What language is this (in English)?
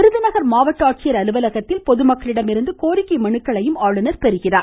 Tamil